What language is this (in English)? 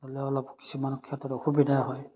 Assamese